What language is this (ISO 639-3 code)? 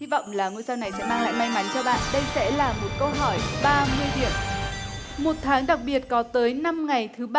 vie